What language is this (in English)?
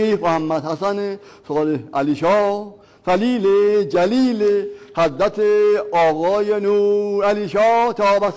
Persian